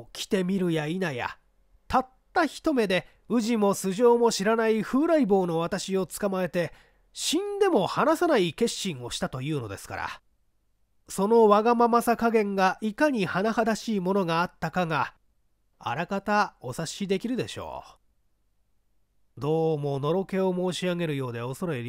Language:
Japanese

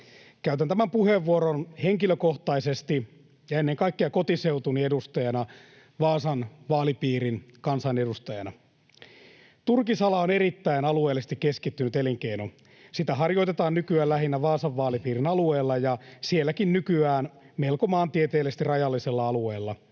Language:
Finnish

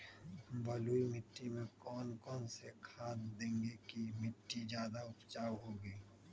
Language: Magahi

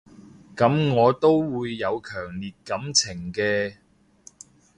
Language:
Cantonese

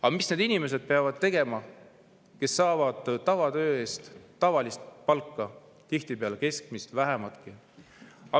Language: Estonian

